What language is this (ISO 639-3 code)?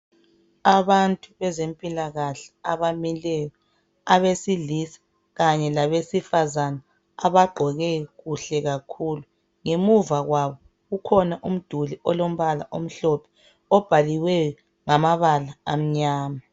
nde